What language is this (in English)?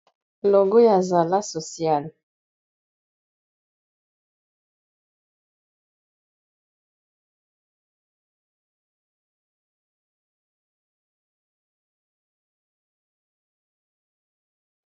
Lingala